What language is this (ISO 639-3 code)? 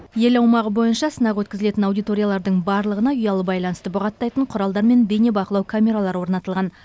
kaz